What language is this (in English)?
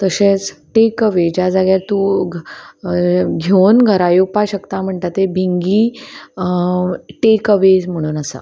Konkani